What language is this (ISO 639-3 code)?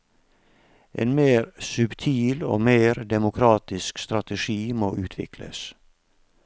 nor